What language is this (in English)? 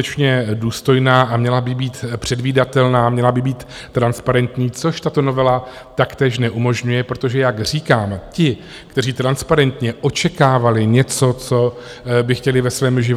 Czech